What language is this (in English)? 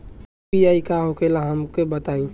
Bhojpuri